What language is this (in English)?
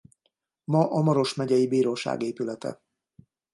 Hungarian